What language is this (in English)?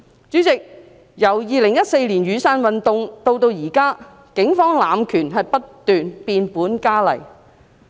Cantonese